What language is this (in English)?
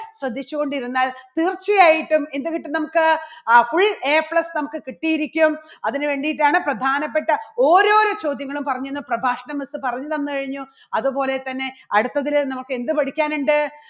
Malayalam